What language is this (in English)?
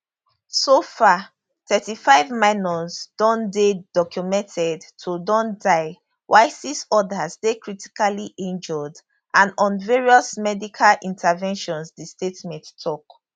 Nigerian Pidgin